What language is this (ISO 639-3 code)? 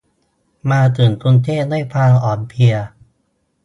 tha